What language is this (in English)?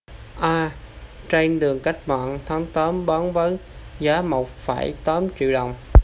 Vietnamese